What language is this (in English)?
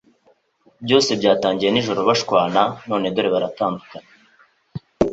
Kinyarwanda